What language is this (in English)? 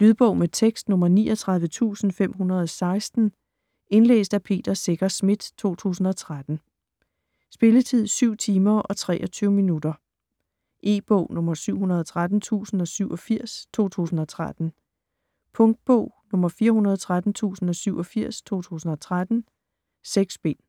Danish